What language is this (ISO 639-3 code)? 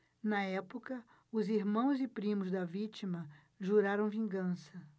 por